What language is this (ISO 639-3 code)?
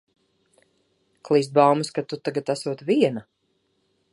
lav